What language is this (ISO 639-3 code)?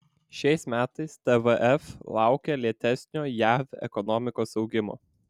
lit